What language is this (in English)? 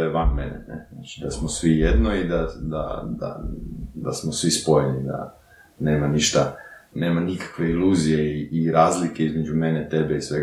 Croatian